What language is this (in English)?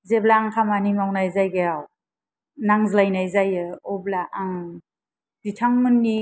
Bodo